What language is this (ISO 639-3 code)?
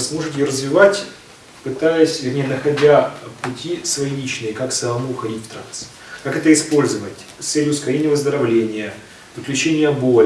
rus